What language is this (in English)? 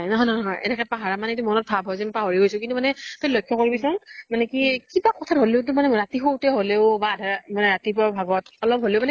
Assamese